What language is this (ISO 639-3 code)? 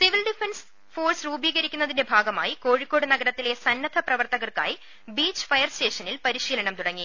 mal